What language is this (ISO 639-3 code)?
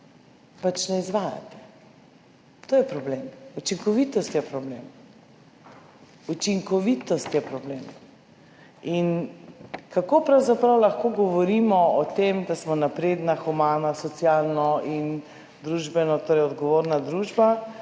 slv